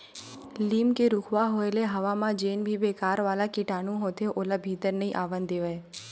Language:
Chhattisgarhi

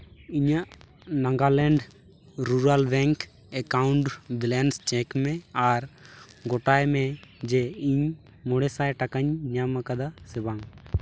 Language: Santali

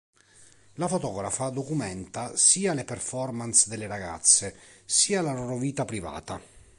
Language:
Italian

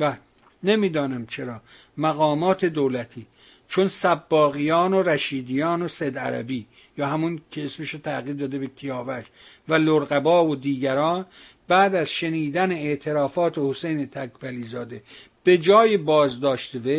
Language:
Persian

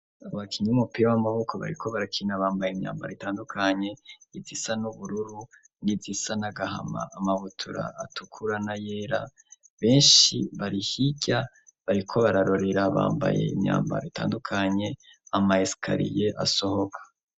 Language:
Rundi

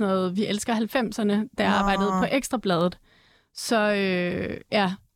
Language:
Danish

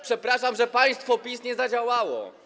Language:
Polish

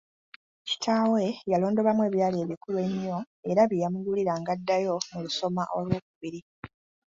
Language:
Ganda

